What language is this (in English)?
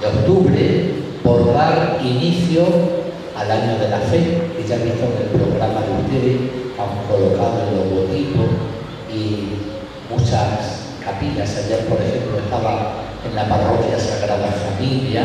Spanish